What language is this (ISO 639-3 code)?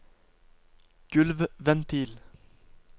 nor